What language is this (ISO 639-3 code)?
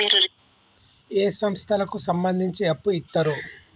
tel